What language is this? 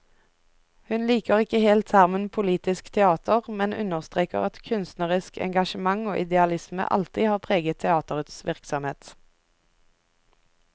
Norwegian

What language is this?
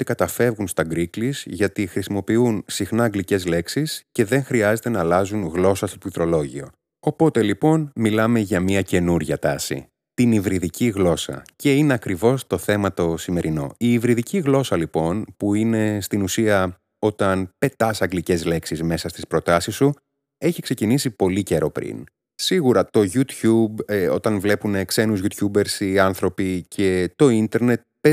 Greek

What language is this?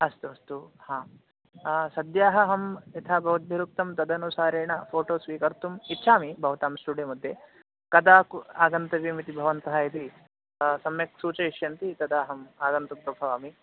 Sanskrit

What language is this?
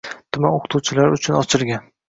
Uzbek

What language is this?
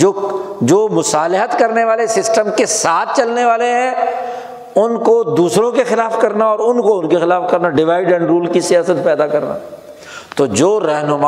Urdu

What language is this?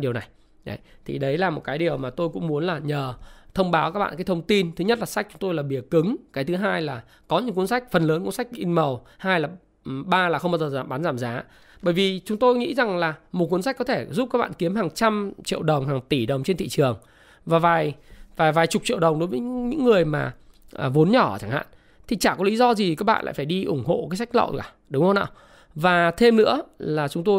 Vietnamese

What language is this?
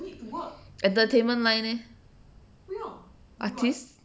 English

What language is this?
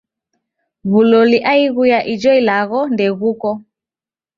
Taita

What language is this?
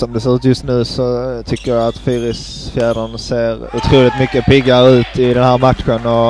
Swedish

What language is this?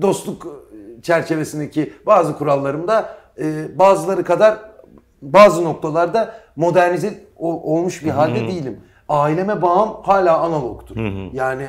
Turkish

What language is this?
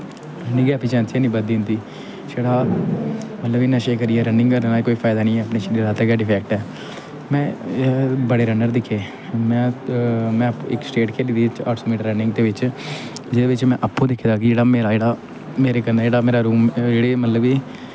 Dogri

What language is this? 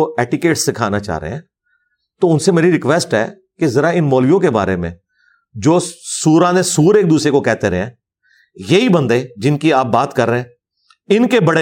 Urdu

